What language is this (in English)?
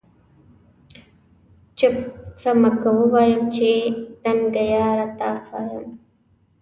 Pashto